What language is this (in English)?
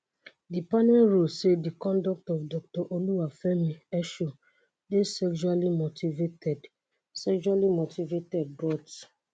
Nigerian Pidgin